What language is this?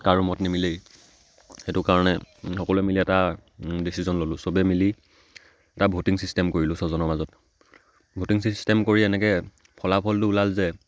Assamese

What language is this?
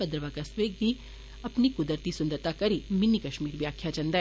Dogri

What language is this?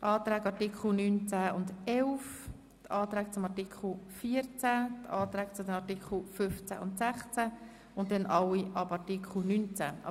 Swiss German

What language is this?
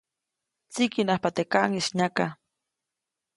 Copainalá Zoque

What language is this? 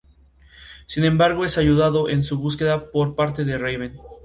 Spanish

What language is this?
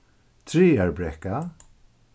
Faroese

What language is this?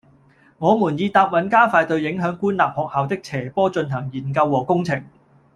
Cantonese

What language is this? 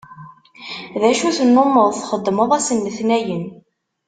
Kabyle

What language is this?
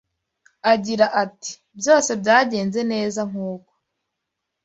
Kinyarwanda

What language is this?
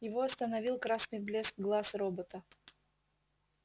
Russian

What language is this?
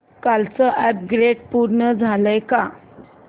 Marathi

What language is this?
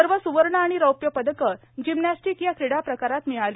Marathi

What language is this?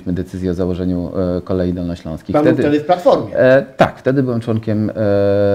Polish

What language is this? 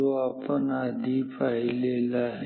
Marathi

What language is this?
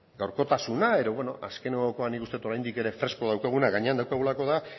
Basque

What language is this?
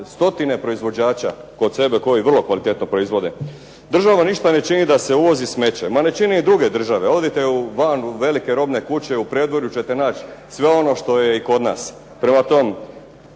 Croatian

